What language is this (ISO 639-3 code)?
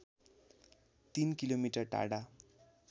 nep